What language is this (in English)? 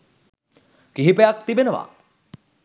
Sinhala